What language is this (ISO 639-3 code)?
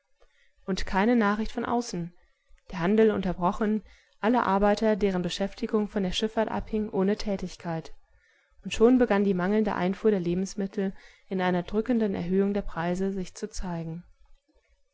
deu